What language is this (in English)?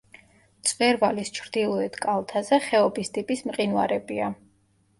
Georgian